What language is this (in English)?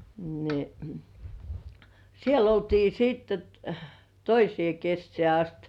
Finnish